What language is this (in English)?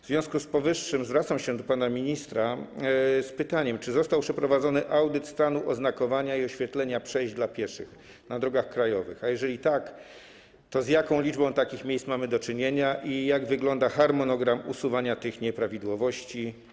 Polish